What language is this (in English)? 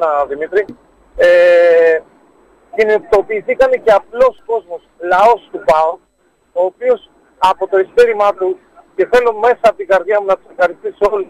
Greek